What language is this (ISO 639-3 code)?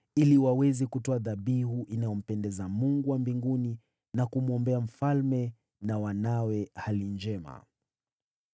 swa